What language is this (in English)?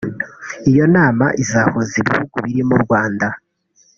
Kinyarwanda